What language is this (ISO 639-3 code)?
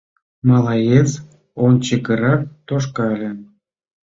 chm